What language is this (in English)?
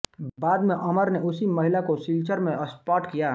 Hindi